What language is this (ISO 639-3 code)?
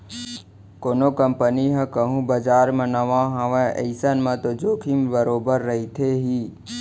hne